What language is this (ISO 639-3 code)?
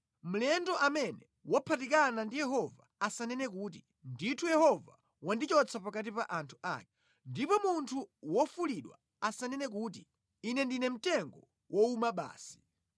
nya